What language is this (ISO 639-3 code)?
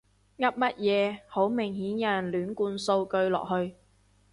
yue